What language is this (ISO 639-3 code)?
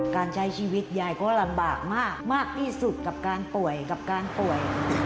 tha